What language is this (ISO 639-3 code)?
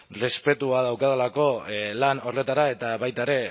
eus